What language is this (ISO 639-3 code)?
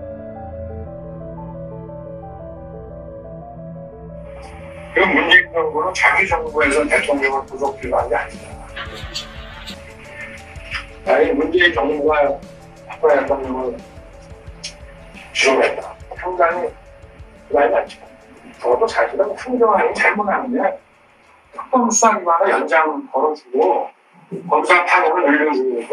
kor